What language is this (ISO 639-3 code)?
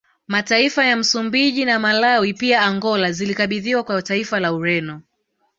swa